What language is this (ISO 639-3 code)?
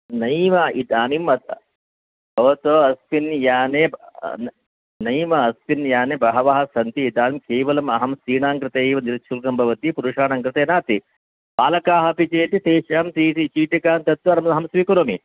san